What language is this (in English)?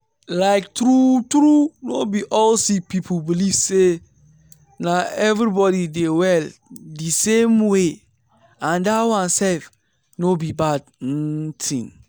Nigerian Pidgin